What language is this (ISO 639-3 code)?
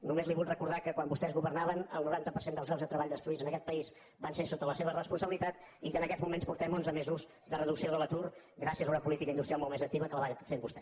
cat